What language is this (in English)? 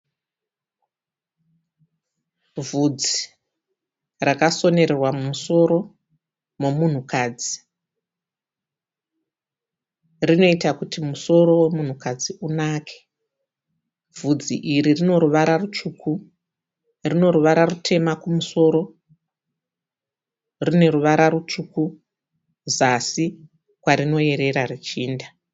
Shona